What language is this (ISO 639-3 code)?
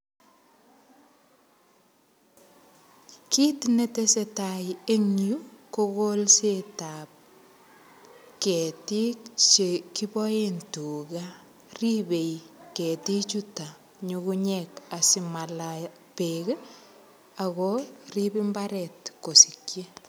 kln